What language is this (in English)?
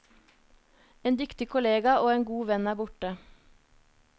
Norwegian